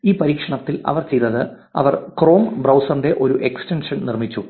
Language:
Malayalam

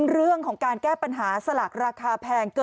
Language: Thai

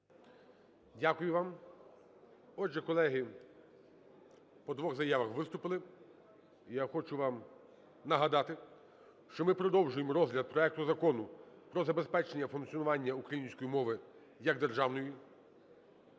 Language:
Ukrainian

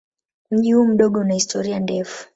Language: Swahili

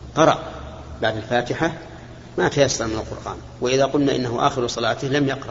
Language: Arabic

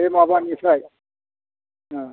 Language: Bodo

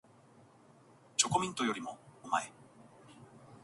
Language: Japanese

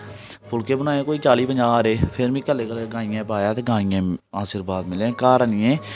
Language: Dogri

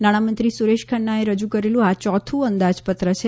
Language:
Gujarati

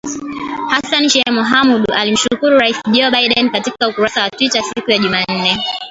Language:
Swahili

